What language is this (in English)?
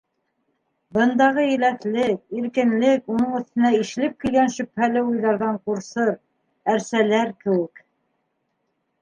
Bashkir